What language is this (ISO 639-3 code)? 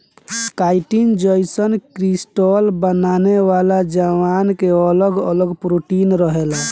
bho